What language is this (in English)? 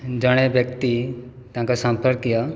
Odia